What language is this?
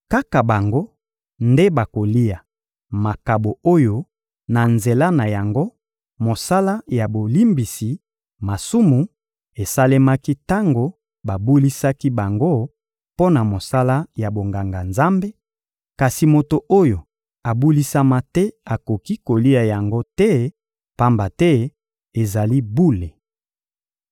Lingala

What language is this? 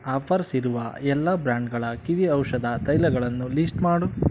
Kannada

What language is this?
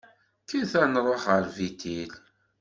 Kabyle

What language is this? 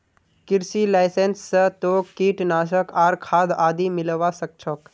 Magahi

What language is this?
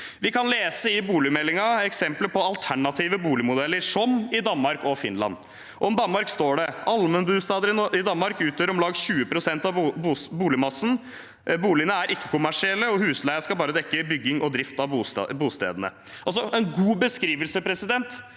Norwegian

